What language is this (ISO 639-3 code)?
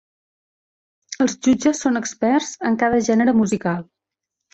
cat